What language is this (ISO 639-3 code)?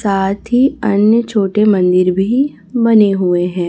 hin